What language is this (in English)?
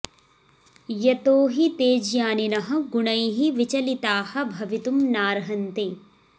Sanskrit